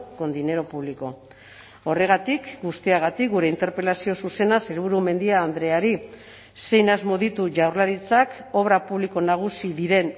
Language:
Basque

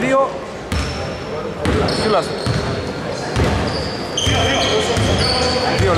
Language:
Greek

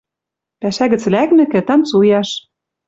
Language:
Western Mari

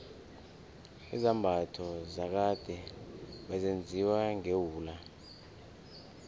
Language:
South Ndebele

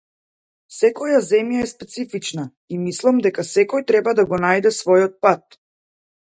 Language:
Macedonian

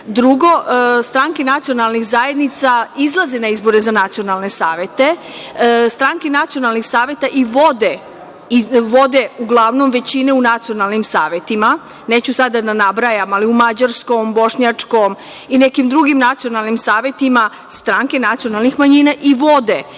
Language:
Serbian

